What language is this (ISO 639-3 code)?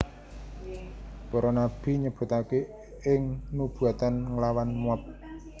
jav